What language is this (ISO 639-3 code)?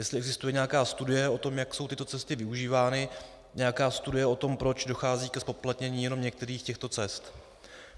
ces